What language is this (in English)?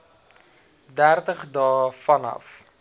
Afrikaans